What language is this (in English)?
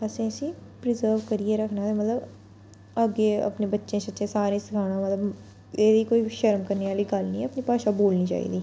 Dogri